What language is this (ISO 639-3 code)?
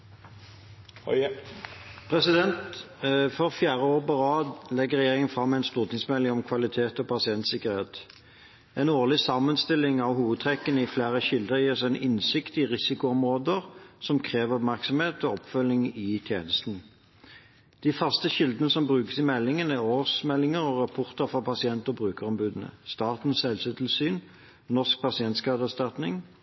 nor